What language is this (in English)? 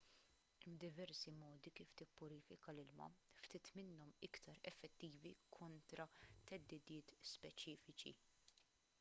Maltese